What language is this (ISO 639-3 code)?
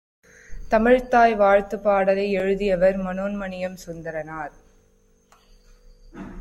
tam